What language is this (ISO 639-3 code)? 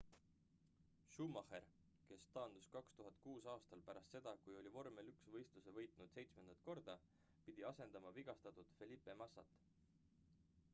est